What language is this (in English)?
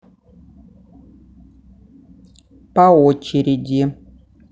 Russian